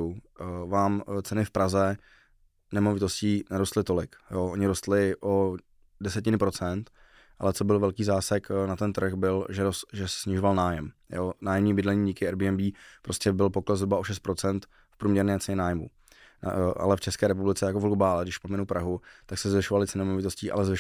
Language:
Czech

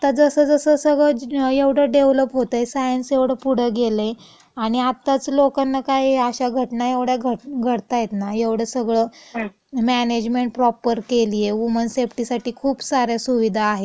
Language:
Marathi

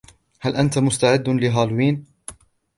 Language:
Arabic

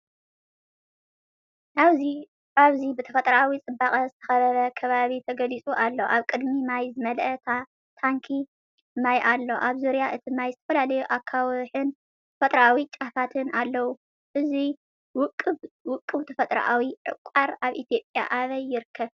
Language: Tigrinya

